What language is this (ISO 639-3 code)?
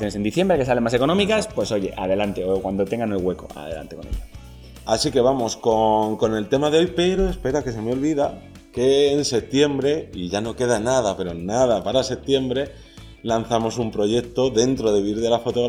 spa